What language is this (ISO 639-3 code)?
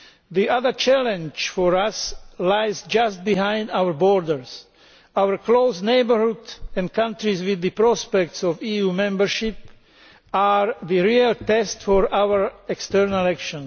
eng